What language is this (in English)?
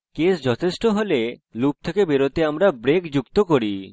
Bangla